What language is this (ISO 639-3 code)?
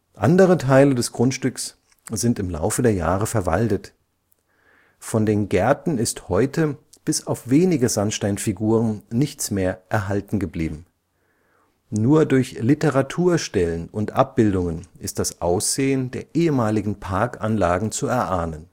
deu